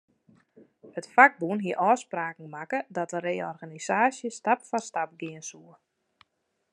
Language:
Western Frisian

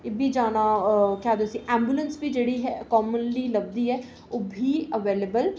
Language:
Dogri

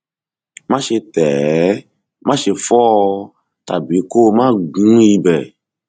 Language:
Yoruba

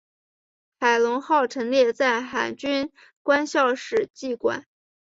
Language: Chinese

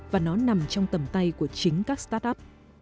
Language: Vietnamese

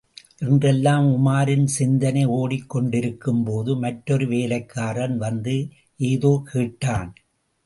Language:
Tamil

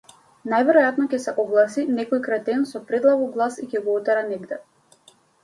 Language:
Macedonian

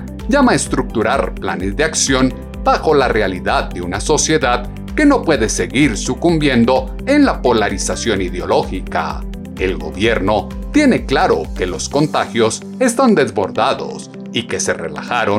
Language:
Spanish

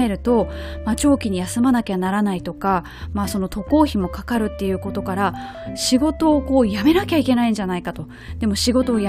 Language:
Japanese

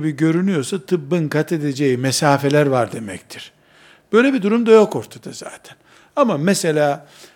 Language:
Turkish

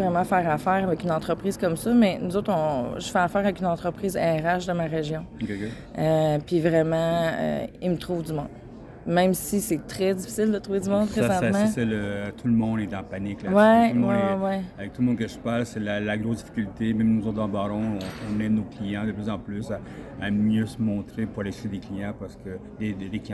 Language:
French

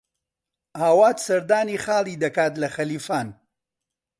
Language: Central Kurdish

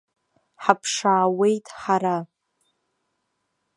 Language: Abkhazian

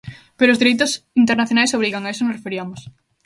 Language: Galician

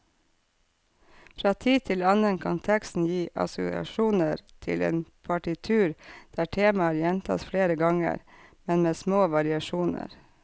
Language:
Norwegian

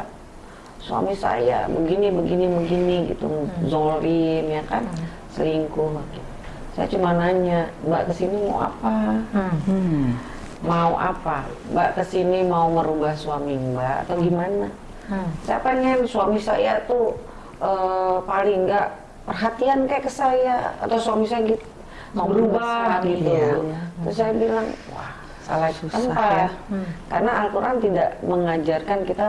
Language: Indonesian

